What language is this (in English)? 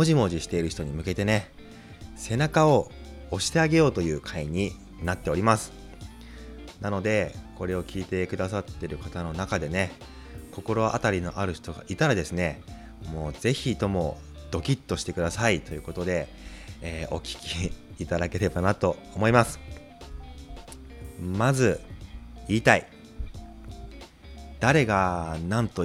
Japanese